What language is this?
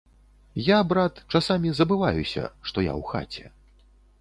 Belarusian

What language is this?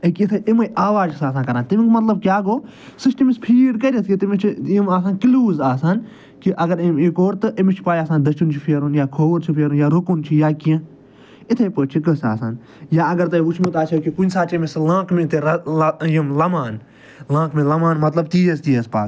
Kashmiri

